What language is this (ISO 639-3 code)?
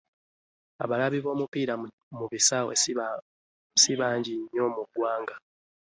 lug